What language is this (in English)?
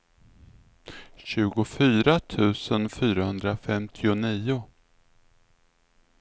Swedish